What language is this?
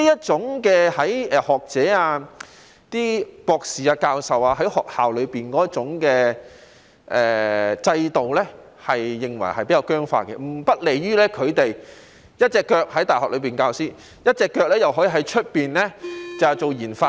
Cantonese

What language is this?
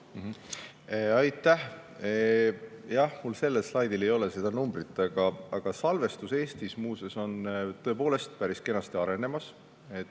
Estonian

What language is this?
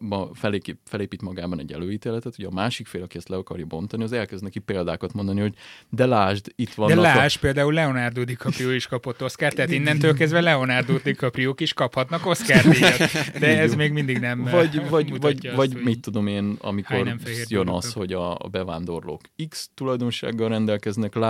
Hungarian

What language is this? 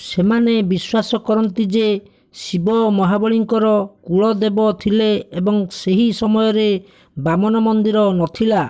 Odia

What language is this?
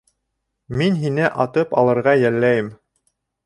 Bashkir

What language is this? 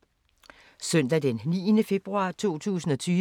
Danish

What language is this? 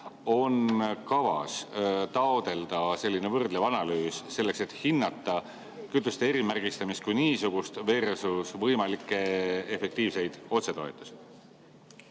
Estonian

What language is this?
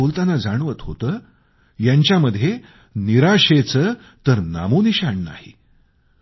Marathi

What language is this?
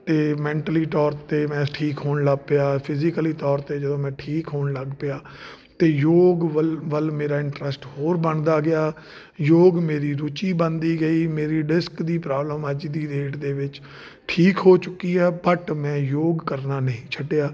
Punjabi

